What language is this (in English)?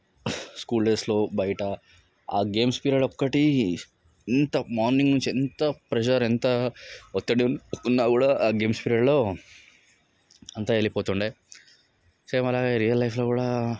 Telugu